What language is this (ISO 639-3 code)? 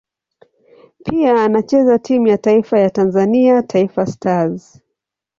swa